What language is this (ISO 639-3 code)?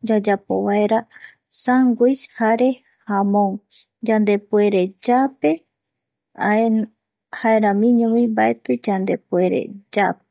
gui